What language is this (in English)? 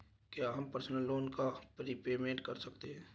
Hindi